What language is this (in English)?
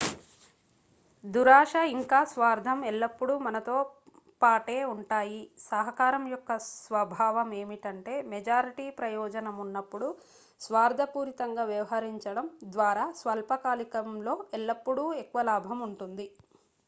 Telugu